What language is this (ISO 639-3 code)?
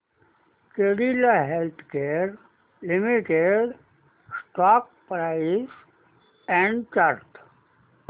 mar